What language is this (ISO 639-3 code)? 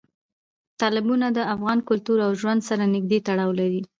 pus